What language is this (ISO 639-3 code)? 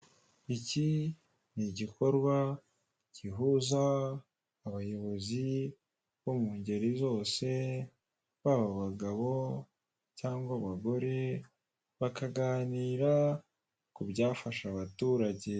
kin